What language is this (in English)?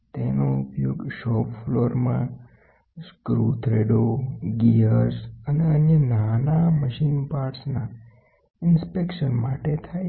Gujarati